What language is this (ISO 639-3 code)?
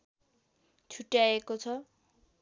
nep